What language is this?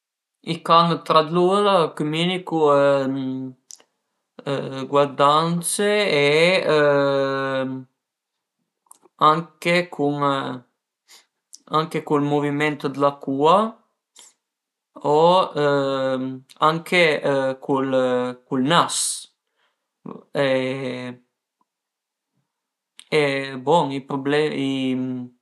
Piedmontese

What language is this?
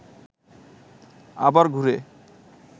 Bangla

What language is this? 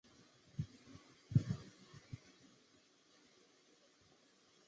Chinese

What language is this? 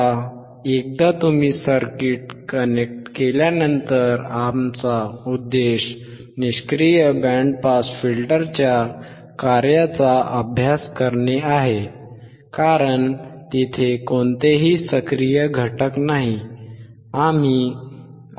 Marathi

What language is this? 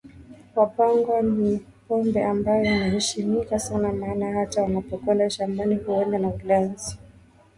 Swahili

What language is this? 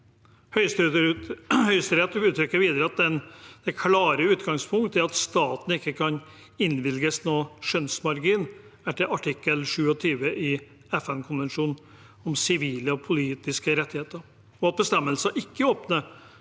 Norwegian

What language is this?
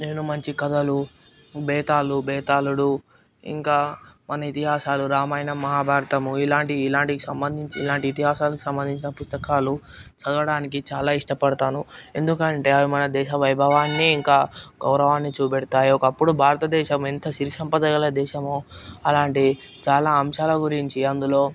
Telugu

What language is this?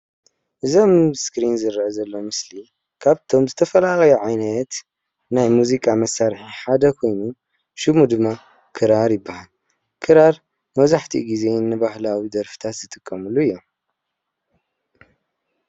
Tigrinya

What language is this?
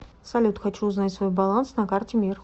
Russian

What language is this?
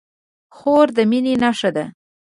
Pashto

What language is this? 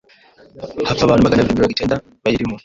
Kinyarwanda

